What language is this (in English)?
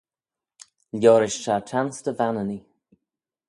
Manx